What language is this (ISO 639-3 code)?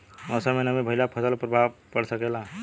bho